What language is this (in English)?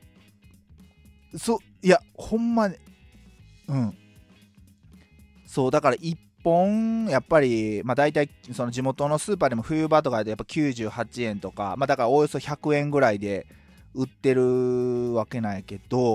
Japanese